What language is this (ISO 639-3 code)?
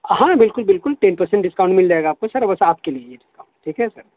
urd